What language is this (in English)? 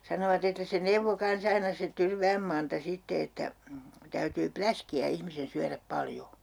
Finnish